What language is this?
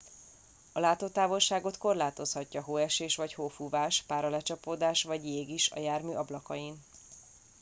Hungarian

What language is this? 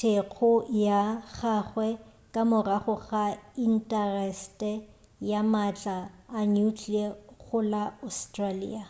Northern Sotho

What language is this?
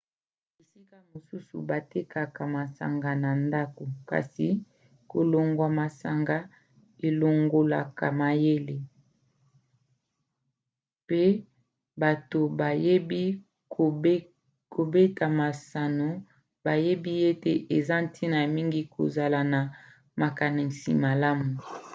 Lingala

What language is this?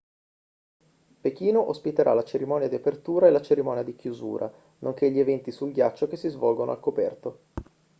Italian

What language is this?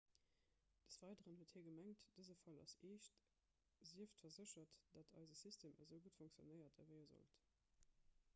Luxembourgish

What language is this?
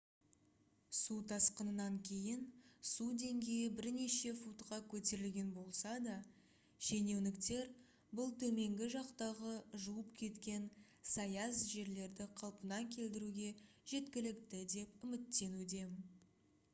Kazakh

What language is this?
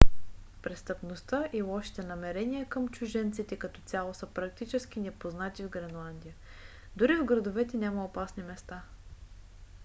Bulgarian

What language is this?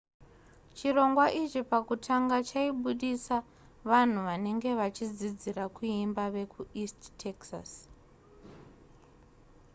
Shona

